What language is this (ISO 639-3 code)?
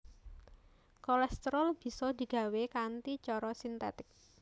jav